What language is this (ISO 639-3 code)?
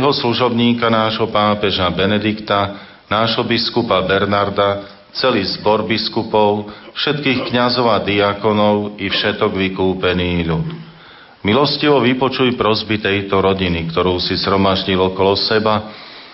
slk